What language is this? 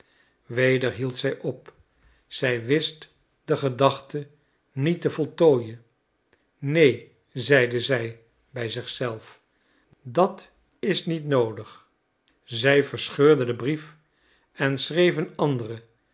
Dutch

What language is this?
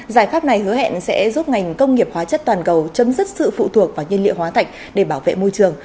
Vietnamese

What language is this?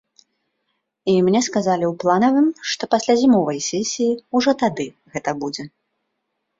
Belarusian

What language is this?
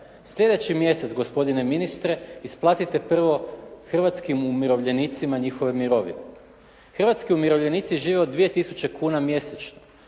Croatian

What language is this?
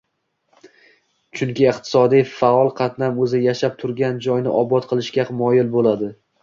Uzbek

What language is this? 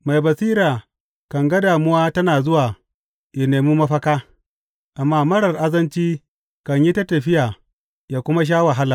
Hausa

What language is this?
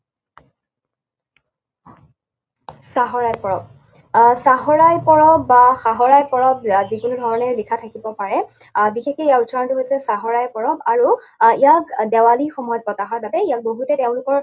Assamese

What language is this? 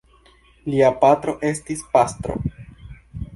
Esperanto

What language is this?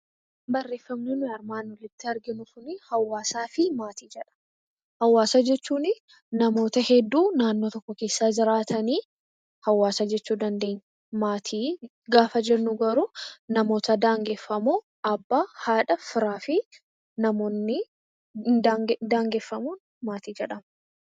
Oromo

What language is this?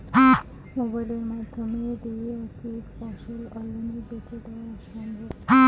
Bangla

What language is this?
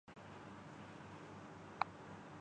Urdu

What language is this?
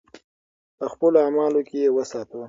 Pashto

